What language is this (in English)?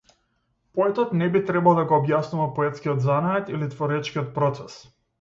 Macedonian